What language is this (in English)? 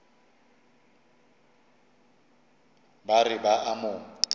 Northern Sotho